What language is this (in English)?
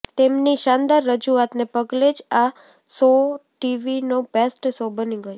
Gujarati